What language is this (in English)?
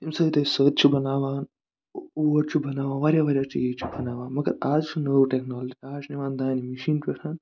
Kashmiri